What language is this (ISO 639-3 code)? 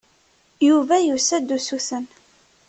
kab